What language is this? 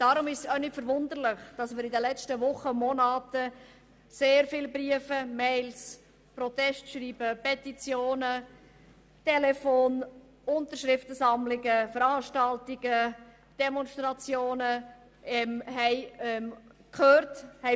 Swiss German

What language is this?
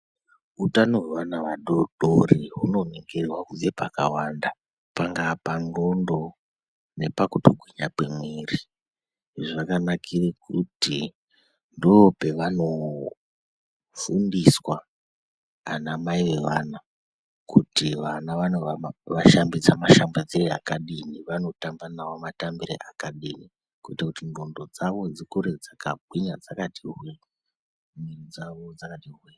Ndau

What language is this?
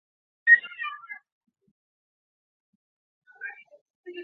Chinese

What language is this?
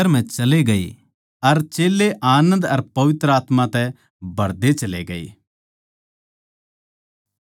Haryanvi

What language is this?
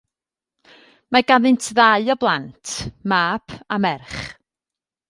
Welsh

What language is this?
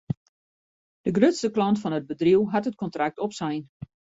Western Frisian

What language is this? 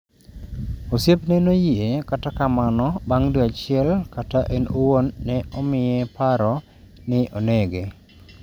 Luo (Kenya and Tanzania)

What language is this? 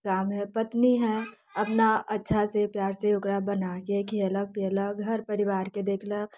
Maithili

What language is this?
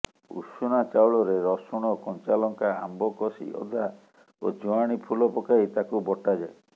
Odia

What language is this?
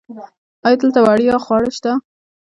Pashto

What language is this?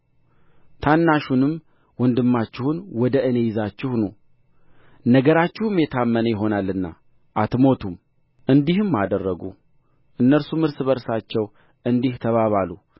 Amharic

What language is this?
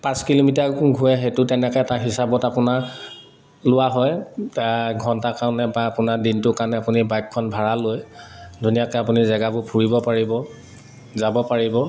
Assamese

